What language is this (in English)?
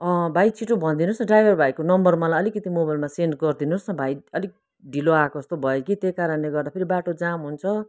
Nepali